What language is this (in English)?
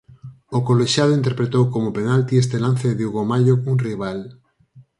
Galician